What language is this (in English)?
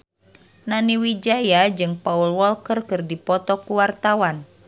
Sundanese